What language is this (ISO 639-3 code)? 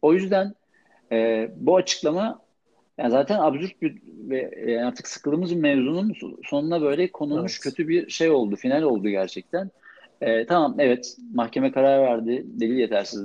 tur